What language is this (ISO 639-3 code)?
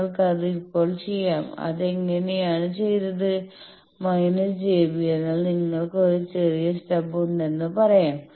mal